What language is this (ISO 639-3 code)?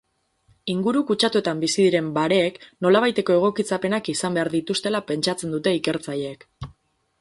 eus